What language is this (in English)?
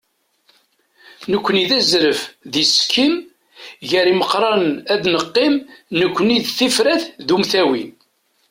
Kabyle